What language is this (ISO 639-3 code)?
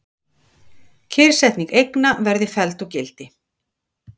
isl